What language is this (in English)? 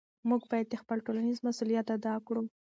Pashto